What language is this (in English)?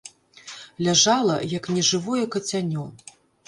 Belarusian